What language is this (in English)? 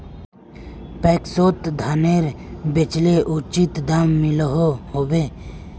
Magahi